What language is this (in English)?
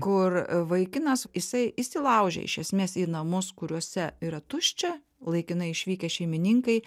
Lithuanian